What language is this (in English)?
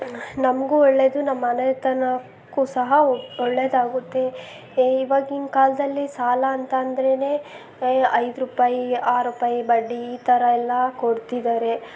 Kannada